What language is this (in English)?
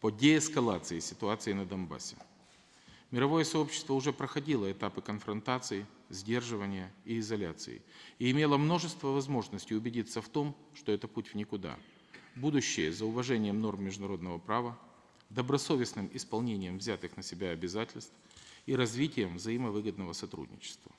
Russian